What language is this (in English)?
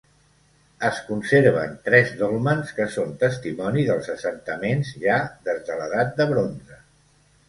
Catalan